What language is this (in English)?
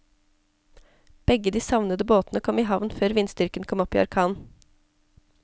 Norwegian